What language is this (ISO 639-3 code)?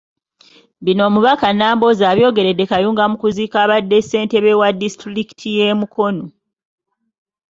lug